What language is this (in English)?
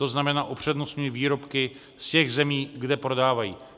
Czech